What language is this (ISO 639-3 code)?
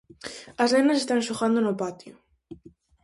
glg